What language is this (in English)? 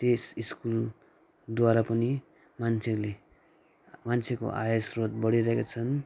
Nepali